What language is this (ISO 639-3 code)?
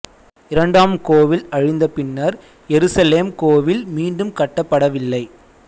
tam